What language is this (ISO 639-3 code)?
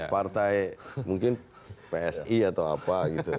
ind